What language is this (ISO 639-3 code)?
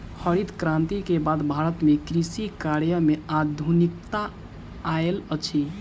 mai